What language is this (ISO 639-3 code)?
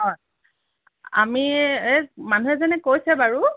asm